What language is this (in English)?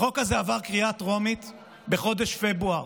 Hebrew